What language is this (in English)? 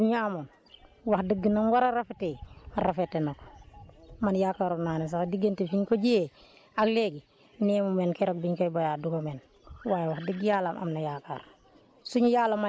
Wolof